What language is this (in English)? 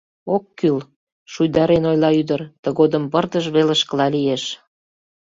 Mari